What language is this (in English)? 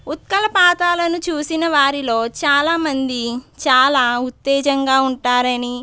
Telugu